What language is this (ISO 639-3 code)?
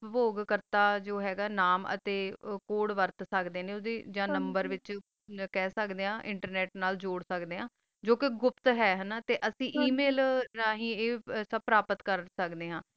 pan